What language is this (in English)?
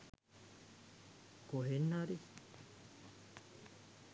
Sinhala